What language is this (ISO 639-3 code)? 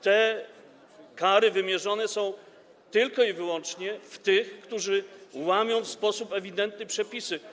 pol